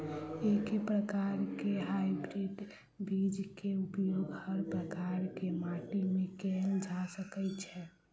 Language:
Maithili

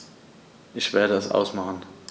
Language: German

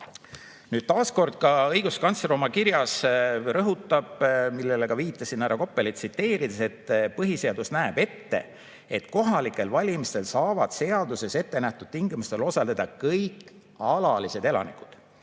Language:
Estonian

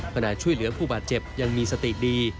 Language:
Thai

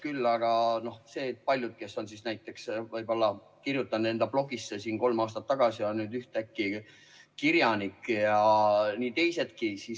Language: Estonian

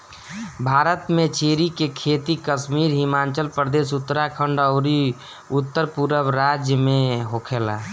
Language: Bhojpuri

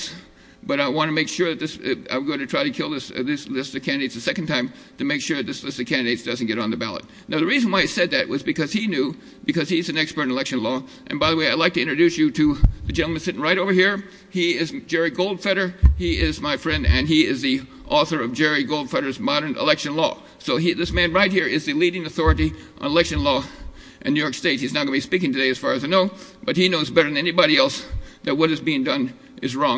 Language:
English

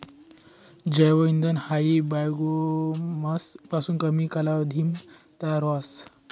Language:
Marathi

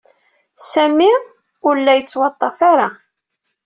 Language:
Kabyle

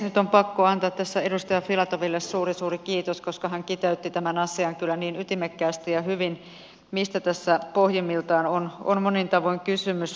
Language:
Finnish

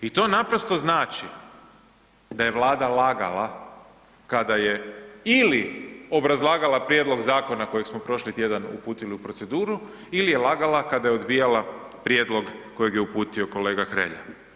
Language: Croatian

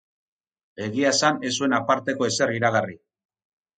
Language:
Basque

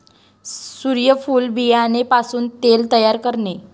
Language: Marathi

